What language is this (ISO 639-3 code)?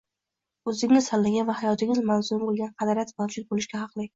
uzb